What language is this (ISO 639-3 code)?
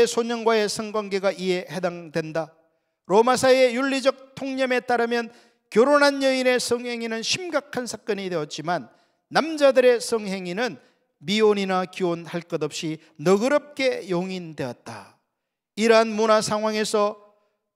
kor